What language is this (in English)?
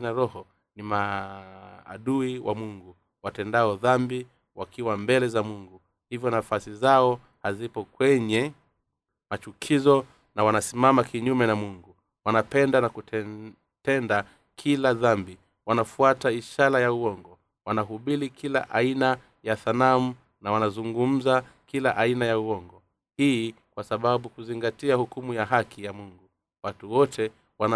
Swahili